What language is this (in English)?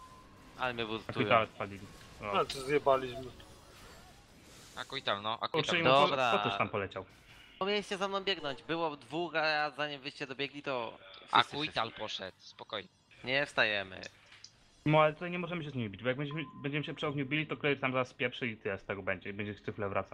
Polish